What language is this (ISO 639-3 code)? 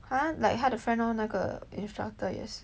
eng